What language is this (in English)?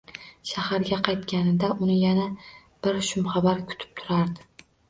Uzbek